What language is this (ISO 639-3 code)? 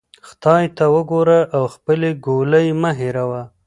pus